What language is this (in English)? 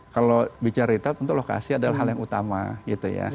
Indonesian